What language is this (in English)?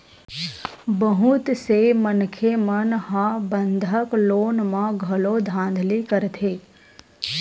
Chhattisgarhi